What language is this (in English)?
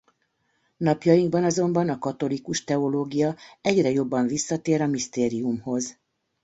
Hungarian